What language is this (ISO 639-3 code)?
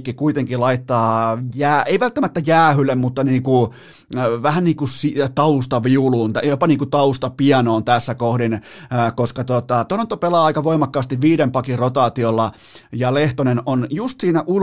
fin